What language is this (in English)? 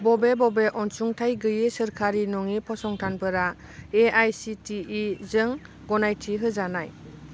Bodo